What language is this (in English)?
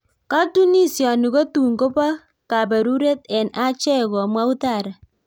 Kalenjin